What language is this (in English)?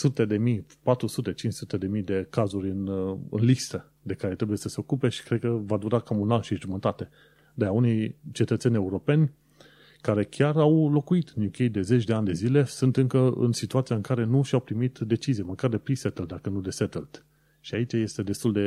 Romanian